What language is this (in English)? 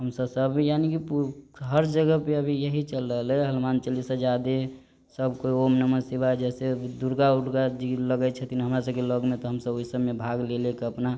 Maithili